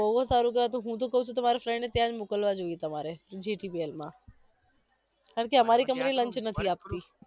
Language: Gujarati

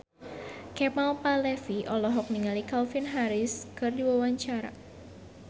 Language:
Sundanese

